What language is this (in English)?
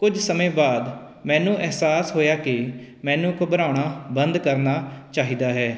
Punjabi